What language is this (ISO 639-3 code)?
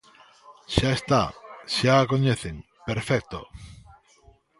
glg